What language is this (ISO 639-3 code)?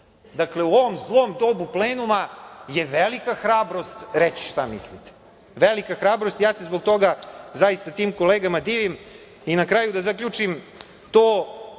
srp